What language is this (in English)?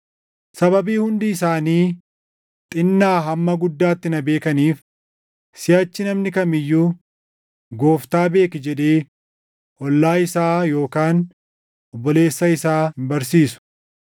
Oromo